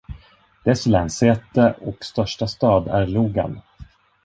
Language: Swedish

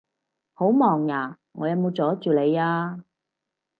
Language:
Cantonese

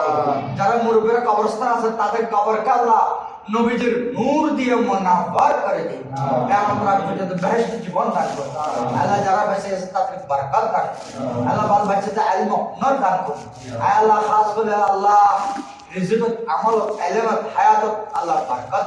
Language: English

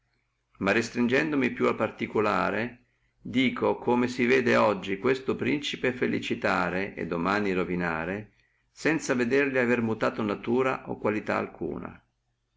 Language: Italian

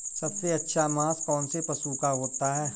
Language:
Hindi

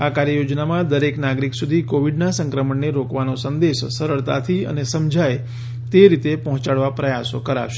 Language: Gujarati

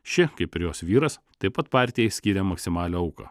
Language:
Lithuanian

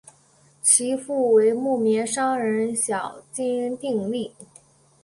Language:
Chinese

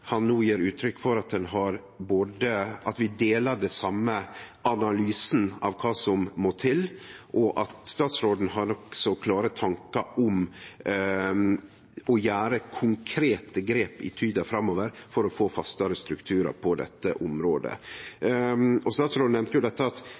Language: Norwegian Nynorsk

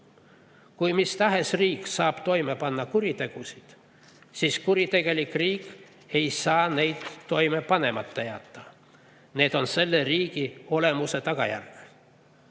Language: Estonian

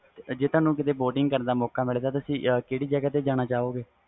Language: Punjabi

